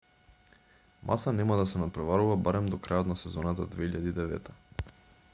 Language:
Macedonian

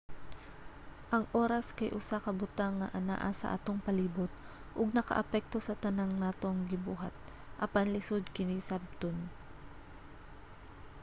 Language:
Cebuano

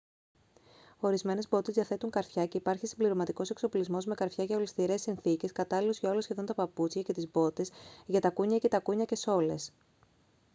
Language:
Greek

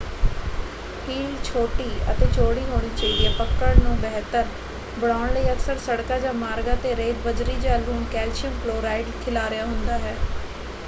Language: Punjabi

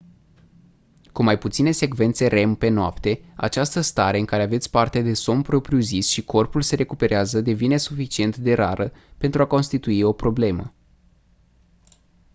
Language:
Romanian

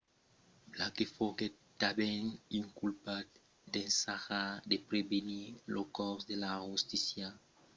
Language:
Occitan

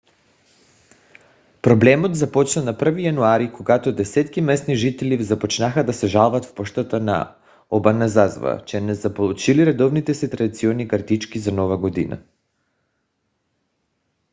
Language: Bulgarian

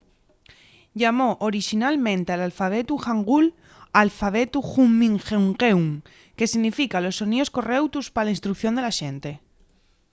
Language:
Asturian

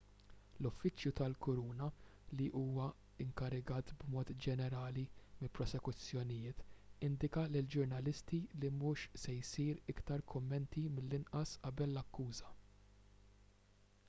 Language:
Maltese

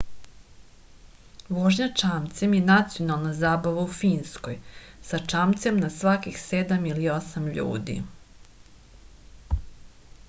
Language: Serbian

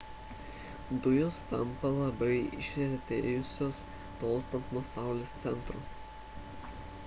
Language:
Lithuanian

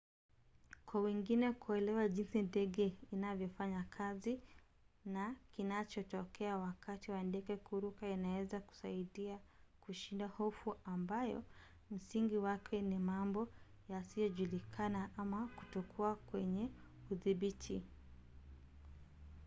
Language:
Swahili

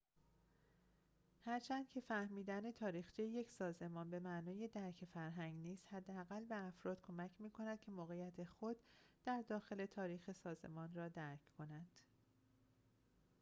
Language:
Persian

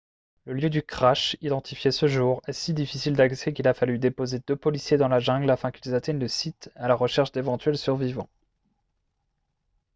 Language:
French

